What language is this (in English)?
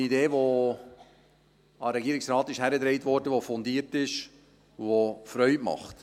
Swiss German